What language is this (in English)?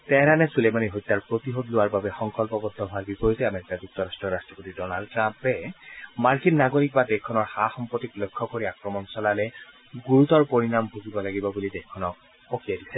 Assamese